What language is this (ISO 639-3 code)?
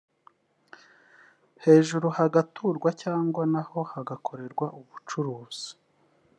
kin